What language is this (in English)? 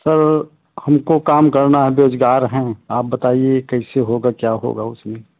Hindi